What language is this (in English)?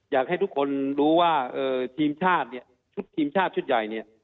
Thai